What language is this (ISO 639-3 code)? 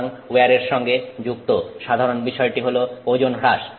ben